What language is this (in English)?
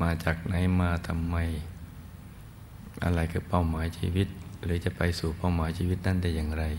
Thai